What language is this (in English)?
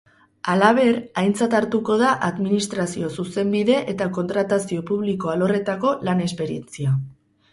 Basque